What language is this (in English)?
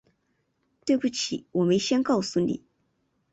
Chinese